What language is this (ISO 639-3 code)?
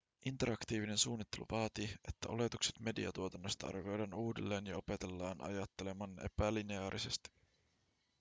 fin